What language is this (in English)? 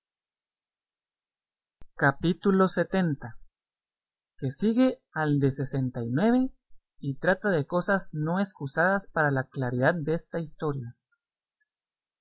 Spanish